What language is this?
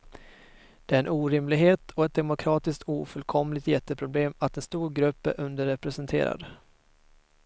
Swedish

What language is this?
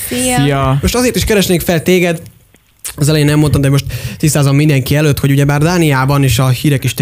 Hungarian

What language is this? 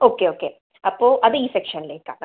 Malayalam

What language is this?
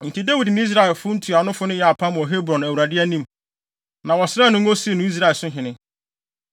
Akan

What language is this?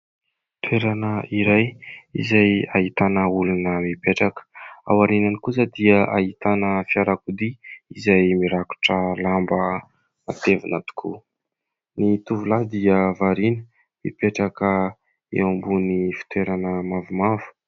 Malagasy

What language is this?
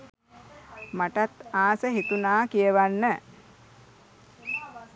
Sinhala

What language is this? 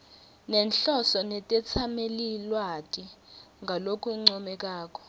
Swati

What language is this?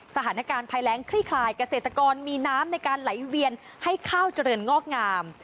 Thai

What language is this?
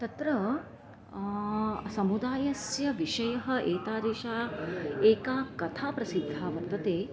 Sanskrit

